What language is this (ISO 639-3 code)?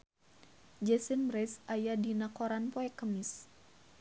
sun